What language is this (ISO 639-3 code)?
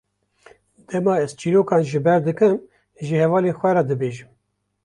kur